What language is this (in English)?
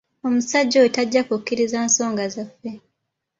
Ganda